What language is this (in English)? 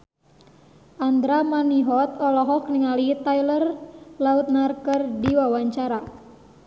Sundanese